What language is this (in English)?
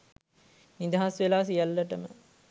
Sinhala